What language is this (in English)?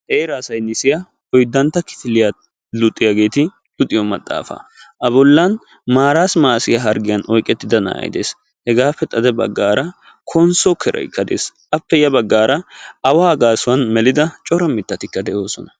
Wolaytta